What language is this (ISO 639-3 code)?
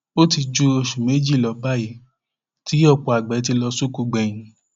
yor